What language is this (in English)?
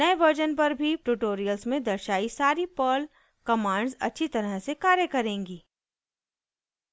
Hindi